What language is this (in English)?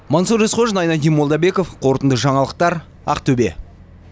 Kazakh